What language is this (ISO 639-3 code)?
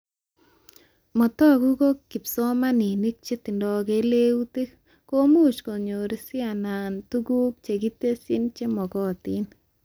kln